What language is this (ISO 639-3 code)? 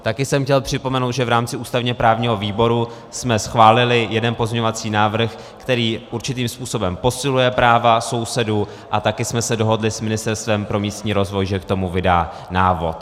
ces